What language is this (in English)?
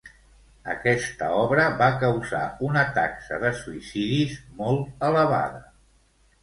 Catalan